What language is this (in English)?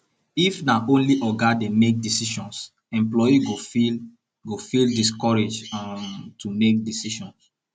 Nigerian Pidgin